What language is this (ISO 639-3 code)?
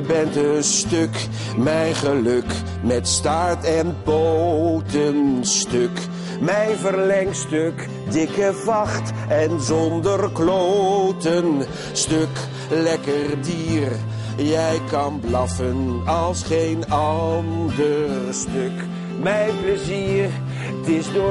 nld